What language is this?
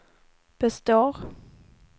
Swedish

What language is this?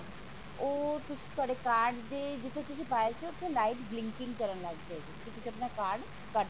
Punjabi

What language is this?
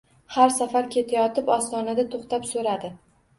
Uzbek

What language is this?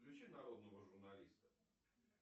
Russian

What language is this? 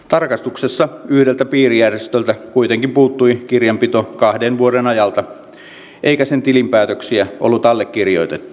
Finnish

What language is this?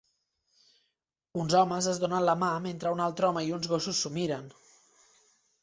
Catalan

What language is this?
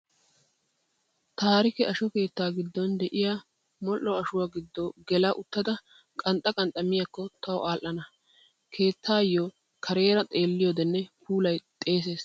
Wolaytta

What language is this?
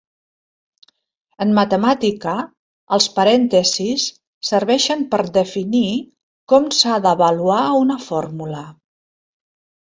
Catalan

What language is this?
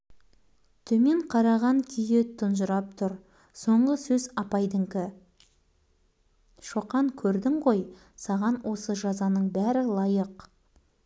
Kazakh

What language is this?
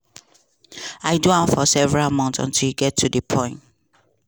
Nigerian Pidgin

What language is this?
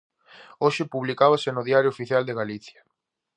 Galician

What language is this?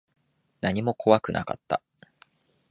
Japanese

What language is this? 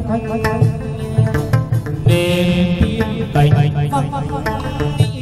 Thai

